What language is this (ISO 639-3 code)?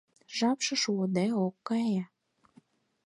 chm